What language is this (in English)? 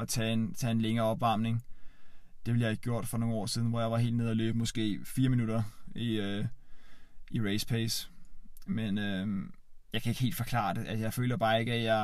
Danish